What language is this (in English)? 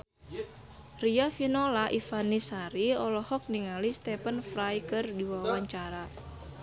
Sundanese